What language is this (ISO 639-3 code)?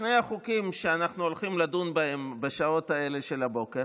heb